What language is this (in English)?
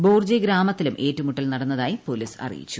Malayalam